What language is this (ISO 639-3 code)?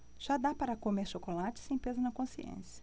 por